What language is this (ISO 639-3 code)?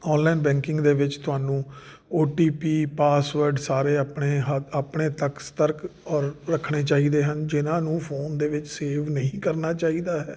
pan